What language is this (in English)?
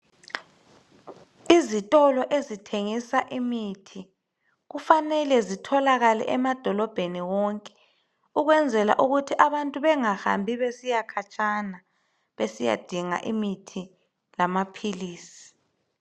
North Ndebele